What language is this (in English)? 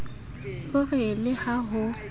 Southern Sotho